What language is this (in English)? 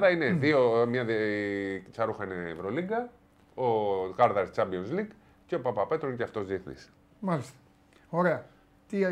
Greek